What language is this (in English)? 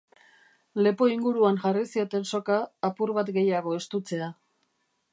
Basque